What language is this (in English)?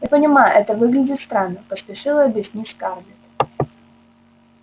Russian